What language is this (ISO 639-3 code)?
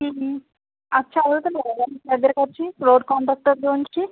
tel